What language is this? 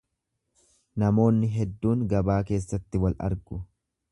Oromo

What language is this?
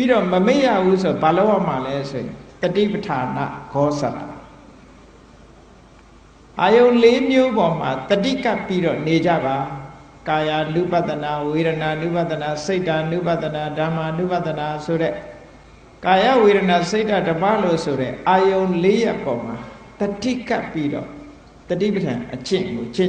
Thai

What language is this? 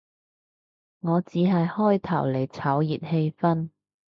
Cantonese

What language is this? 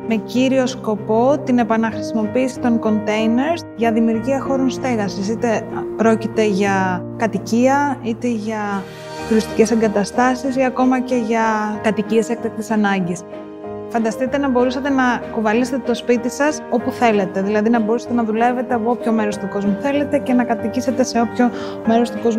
Greek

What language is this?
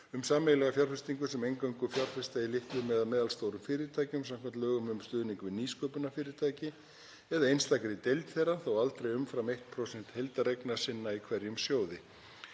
Icelandic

